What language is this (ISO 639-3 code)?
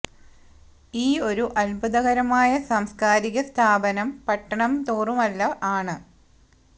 mal